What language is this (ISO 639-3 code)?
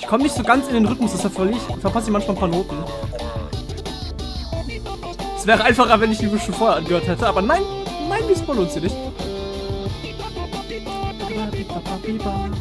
deu